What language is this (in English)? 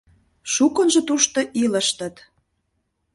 Mari